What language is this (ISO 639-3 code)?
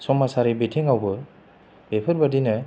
brx